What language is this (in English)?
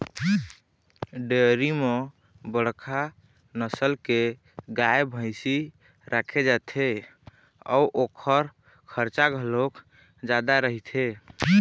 Chhattisgarhi